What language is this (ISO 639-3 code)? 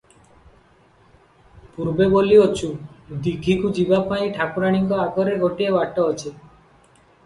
ori